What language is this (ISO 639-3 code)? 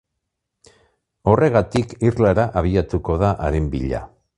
eus